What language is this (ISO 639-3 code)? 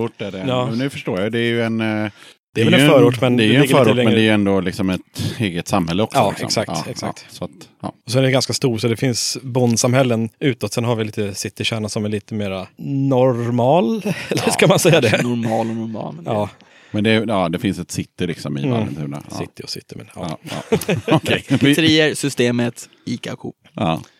swe